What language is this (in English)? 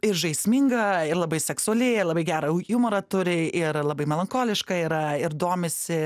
Lithuanian